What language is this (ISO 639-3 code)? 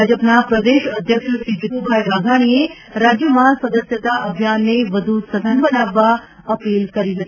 guj